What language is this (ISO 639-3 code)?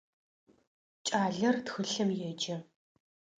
ady